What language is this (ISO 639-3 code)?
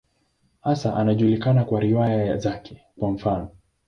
swa